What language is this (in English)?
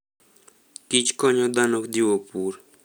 Luo (Kenya and Tanzania)